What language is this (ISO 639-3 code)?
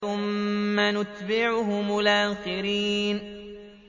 ara